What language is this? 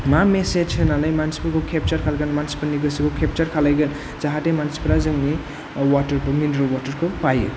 Bodo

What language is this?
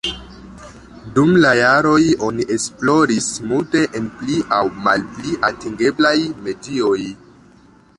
Esperanto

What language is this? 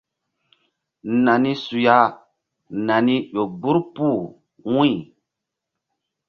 Mbum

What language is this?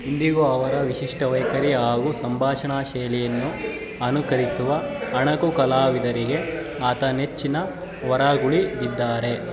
Kannada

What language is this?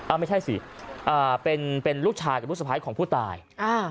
Thai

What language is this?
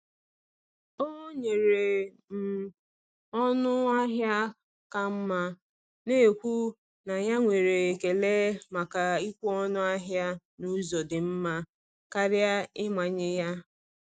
Igbo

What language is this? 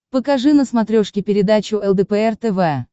Russian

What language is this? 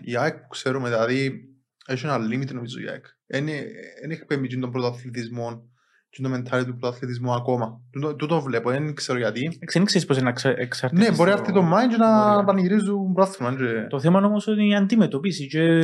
Greek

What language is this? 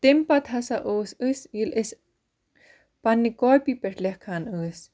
Kashmiri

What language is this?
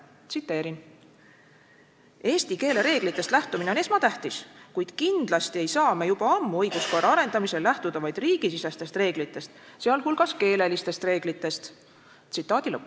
Estonian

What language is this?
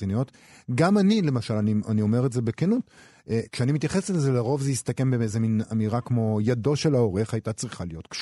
Hebrew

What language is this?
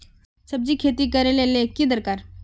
Magahi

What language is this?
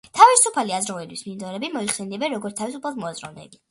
Georgian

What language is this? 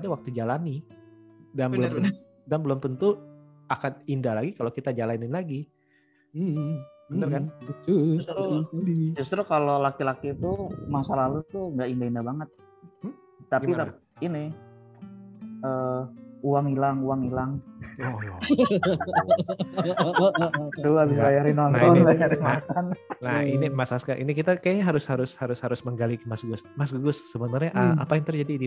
Indonesian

